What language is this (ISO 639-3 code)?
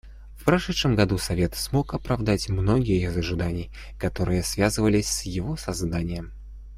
rus